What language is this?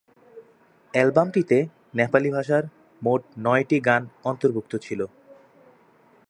Bangla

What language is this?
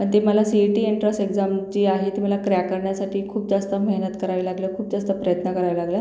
Marathi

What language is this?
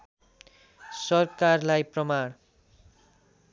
Nepali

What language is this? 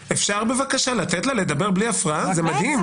Hebrew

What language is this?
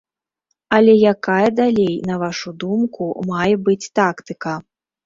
Belarusian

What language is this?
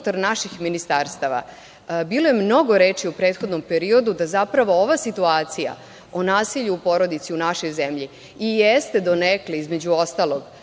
Serbian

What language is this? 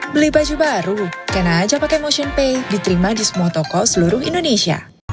Indonesian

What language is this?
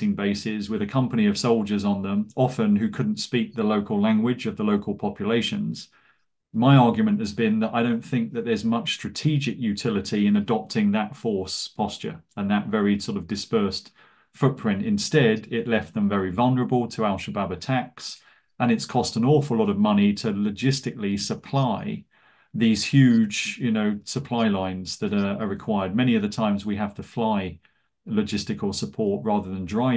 English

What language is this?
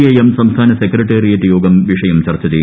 Malayalam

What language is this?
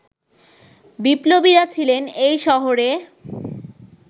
Bangla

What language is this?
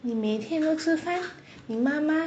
English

